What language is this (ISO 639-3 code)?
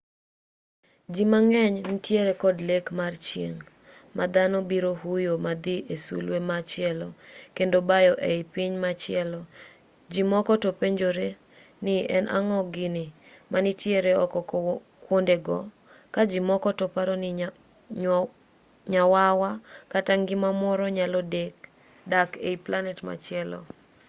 luo